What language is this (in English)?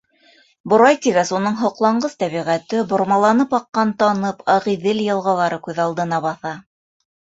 Bashkir